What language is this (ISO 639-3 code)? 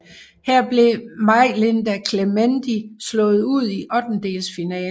dan